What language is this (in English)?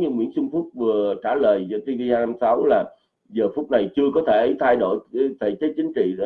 Vietnamese